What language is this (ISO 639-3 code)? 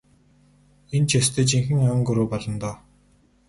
mon